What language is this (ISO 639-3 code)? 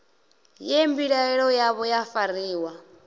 ven